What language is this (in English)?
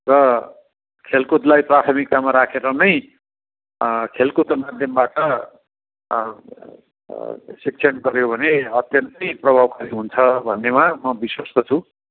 Nepali